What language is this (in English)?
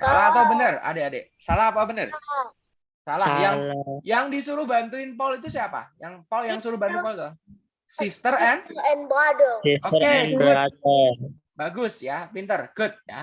Indonesian